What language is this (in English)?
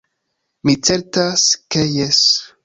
Esperanto